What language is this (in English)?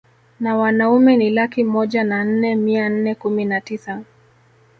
Swahili